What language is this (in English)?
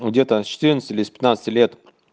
Russian